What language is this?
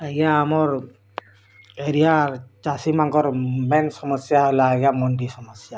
Odia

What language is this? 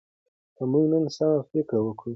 Pashto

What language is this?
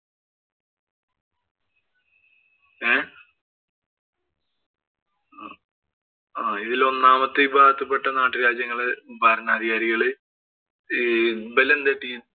Malayalam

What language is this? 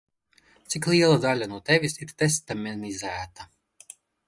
Latvian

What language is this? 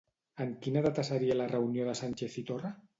Catalan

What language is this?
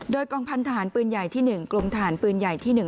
Thai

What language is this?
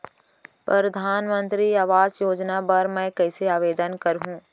Chhattisgarhi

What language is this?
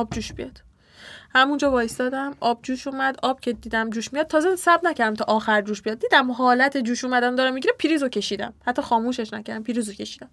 Persian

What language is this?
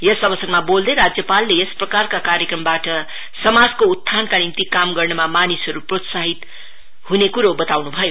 Nepali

